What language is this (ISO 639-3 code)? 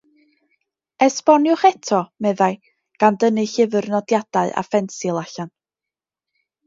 cym